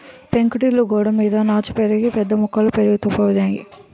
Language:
Telugu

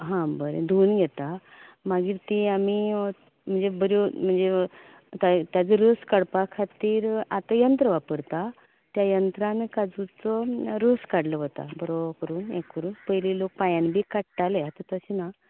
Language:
Konkani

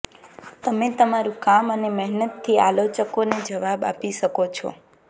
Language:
Gujarati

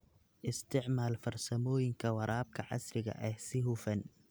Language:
Somali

